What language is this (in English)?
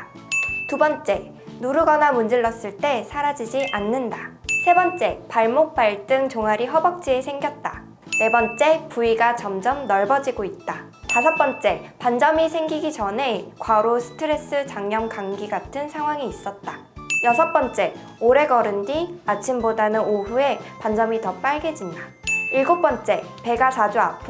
Korean